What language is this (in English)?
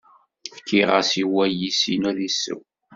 Kabyle